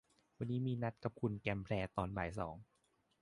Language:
Thai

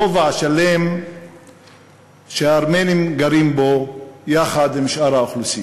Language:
Hebrew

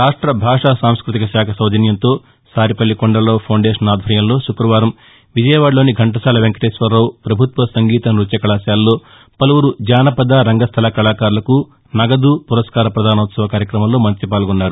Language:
Telugu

